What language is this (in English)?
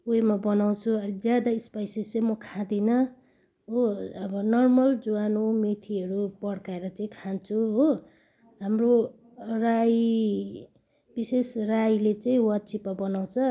Nepali